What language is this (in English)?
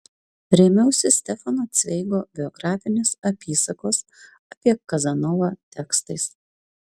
Lithuanian